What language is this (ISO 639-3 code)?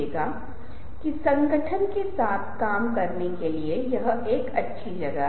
hin